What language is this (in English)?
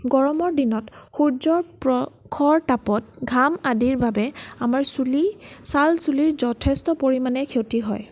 Assamese